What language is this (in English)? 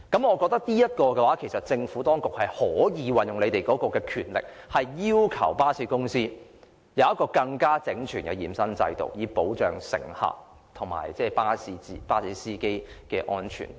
Cantonese